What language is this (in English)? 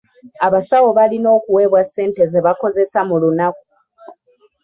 Ganda